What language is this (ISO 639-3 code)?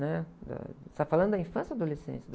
por